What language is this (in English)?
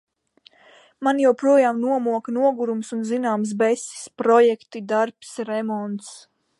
Latvian